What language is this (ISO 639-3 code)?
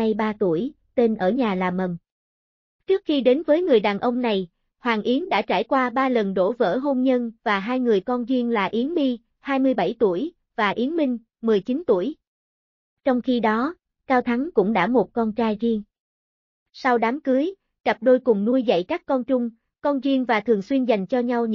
vie